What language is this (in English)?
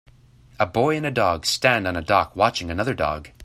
English